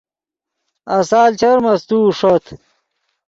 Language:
Yidgha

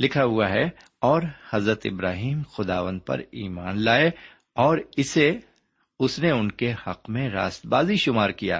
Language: Urdu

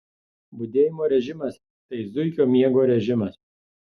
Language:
Lithuanian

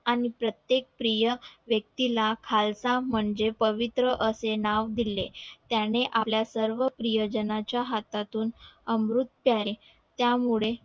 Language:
Marathi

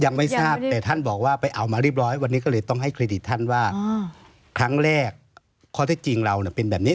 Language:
Thai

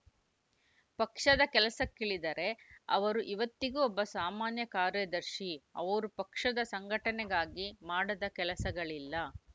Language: Kannada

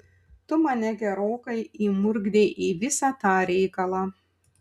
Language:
Lithuanian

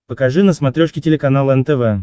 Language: Russian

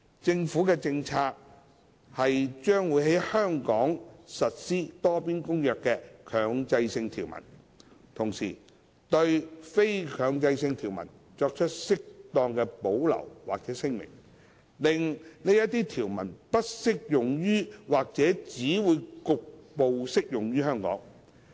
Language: Cantonese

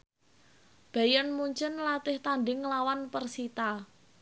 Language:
Javanese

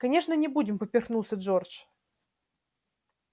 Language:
Russian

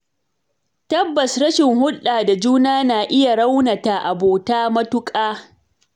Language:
Hausa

